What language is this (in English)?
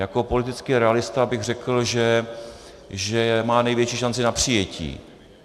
Czech